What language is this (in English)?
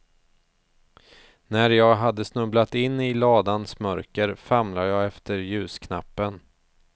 Swedish